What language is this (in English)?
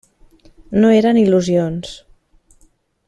Catalan